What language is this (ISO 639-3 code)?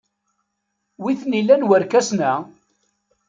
kab